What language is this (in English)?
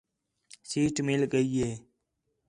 Khetrani